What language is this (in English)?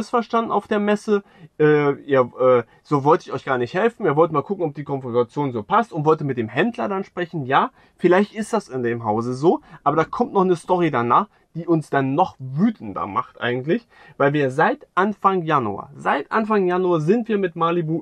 German